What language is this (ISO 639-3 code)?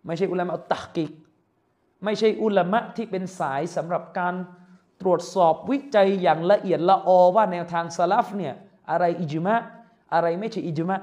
tha